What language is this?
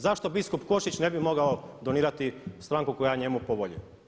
Croatian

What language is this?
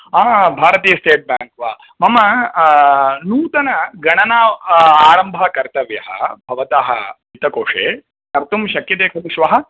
Sanskrit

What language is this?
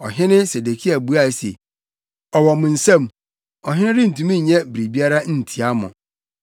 Akan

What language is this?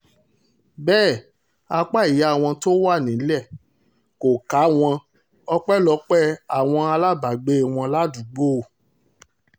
Yoruba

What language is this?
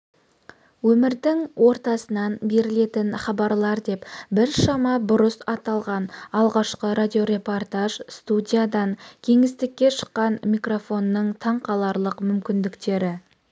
Kazakh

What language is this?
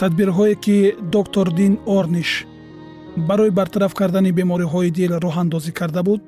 Persian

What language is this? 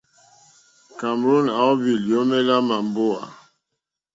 Mokpwe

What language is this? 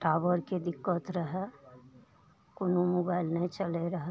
Maithili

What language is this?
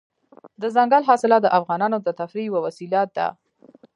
Pashto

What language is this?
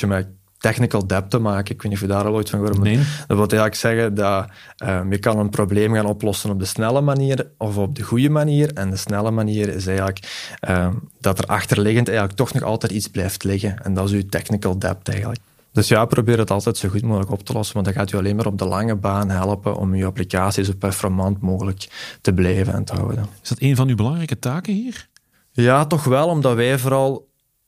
Dutch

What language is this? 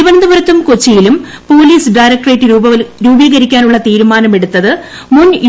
Malayalam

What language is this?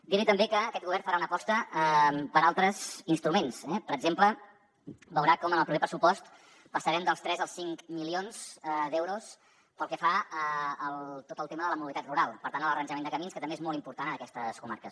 Catalan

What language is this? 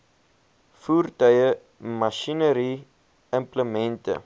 Afrikaans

